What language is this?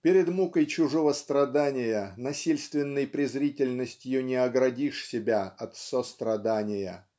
Russian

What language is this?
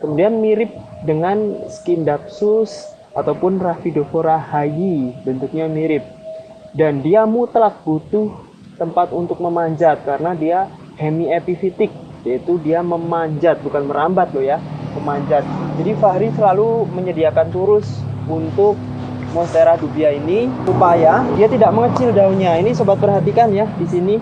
Indonesian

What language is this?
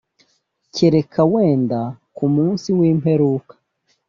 Kinyarwanda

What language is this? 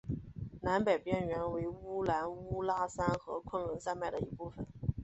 Chinese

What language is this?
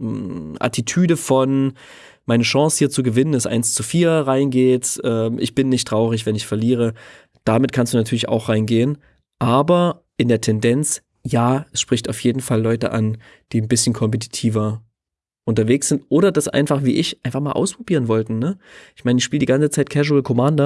German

